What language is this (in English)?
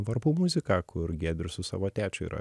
Lithuanian